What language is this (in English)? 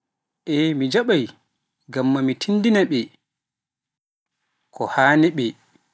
Pular